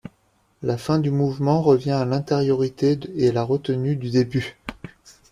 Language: French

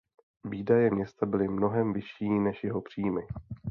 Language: Czech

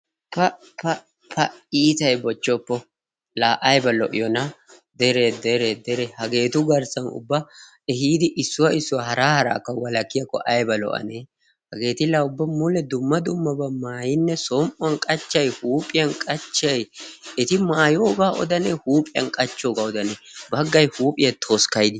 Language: Wolaytta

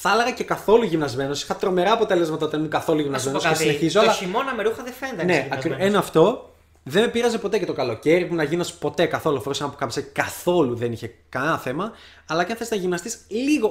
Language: Greek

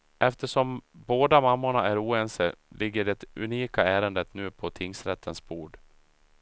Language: Swedish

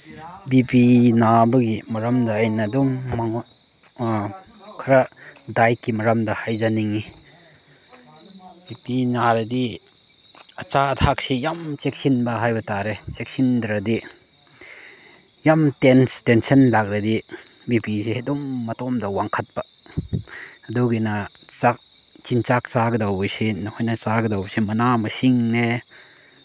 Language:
Manipuri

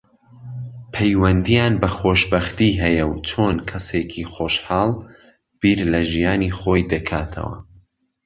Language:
Central Kurdish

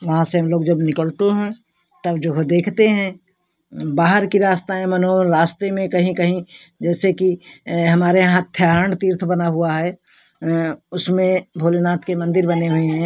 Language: Hindi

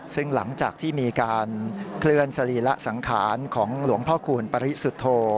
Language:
Thai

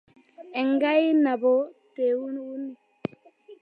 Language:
Kalenjin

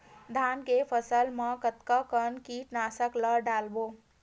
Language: Chhattisgarhi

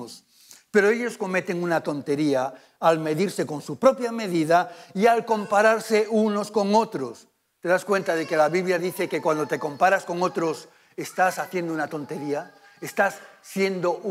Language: Spanish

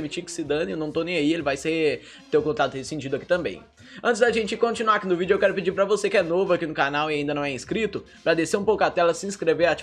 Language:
Portuguese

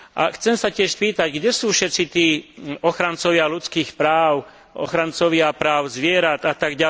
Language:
Slovak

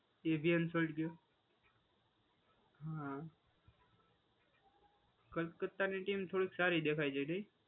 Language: Gujarati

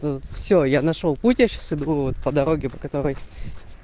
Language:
Russian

